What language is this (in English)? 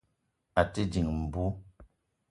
Eton (Cameroon)